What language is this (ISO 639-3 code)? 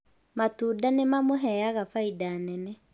kik